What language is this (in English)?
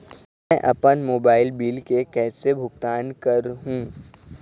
Chhattisgarhi